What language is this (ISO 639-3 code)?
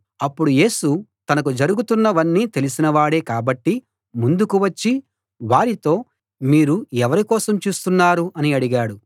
tel